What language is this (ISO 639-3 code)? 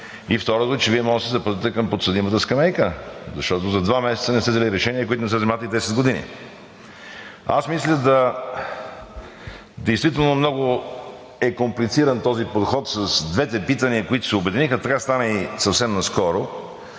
bul